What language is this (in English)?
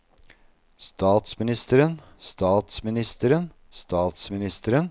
Norwegian